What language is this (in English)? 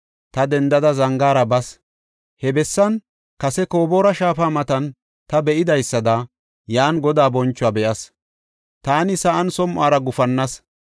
Gofa